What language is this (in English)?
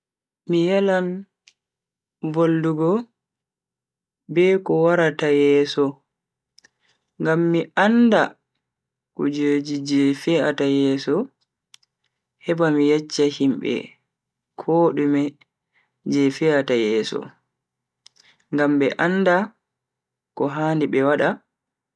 Bagirmi Fulfulde